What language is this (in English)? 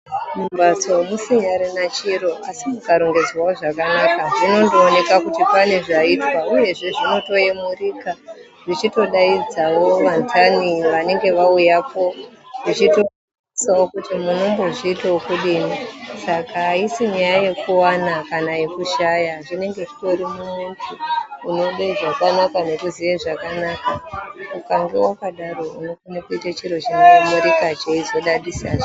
Ndau